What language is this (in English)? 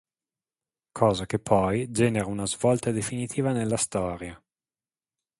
Italian